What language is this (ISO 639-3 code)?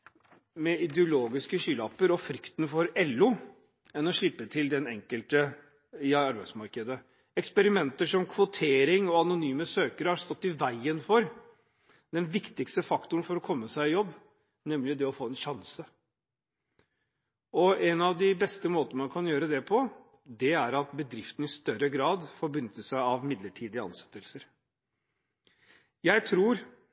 nob